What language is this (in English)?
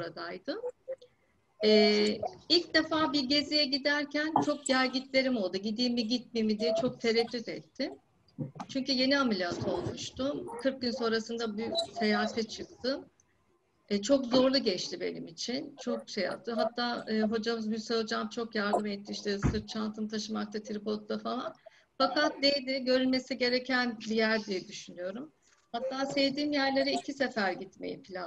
Turkish